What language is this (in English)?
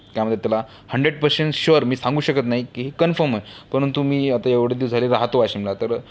Marathi